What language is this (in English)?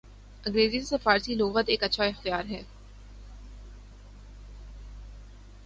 Urdu